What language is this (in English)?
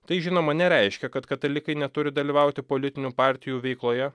Lithuanian